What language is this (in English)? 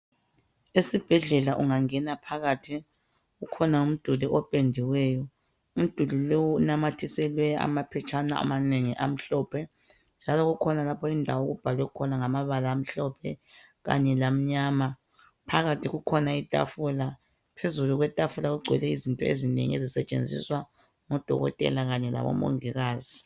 North Ndebele